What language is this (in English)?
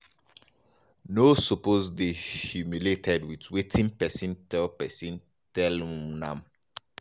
Nigerian Pidgin